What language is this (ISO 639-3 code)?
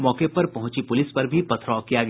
hin